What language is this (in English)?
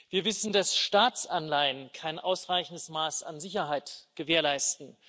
German